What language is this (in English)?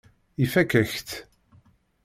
Kabyle